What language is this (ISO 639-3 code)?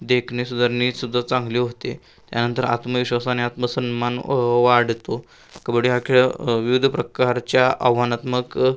mar